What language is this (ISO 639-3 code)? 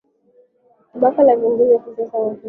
swa